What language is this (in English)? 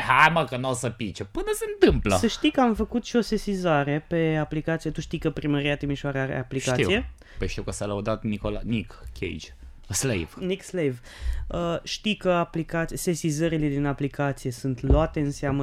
Romanian